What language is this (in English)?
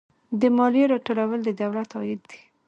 Pashto